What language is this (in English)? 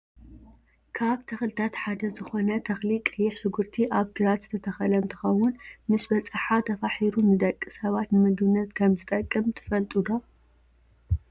Tigrinya